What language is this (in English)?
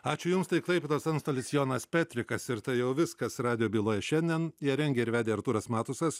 Lithuanian